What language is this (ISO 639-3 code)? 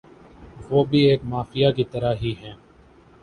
urd